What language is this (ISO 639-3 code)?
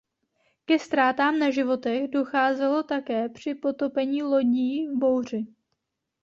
ces